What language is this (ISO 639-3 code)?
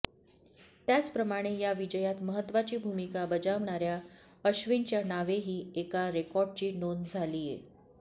mar